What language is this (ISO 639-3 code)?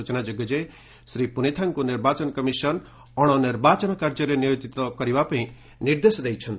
ori